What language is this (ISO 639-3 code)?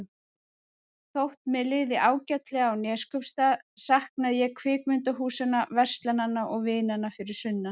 isl